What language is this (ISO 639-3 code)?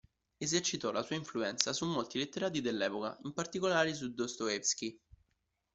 ita